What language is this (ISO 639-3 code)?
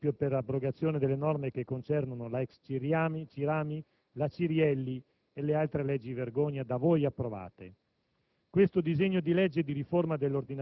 ita